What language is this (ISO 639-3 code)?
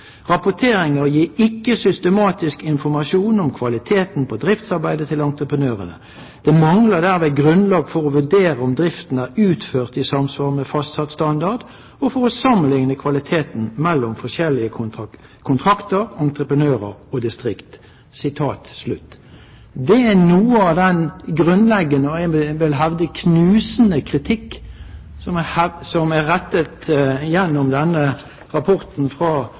nno